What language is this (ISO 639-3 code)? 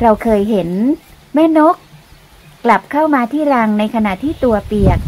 tha